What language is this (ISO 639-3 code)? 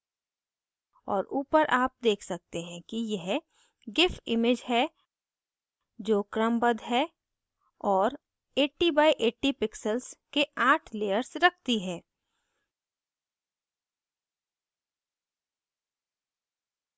hin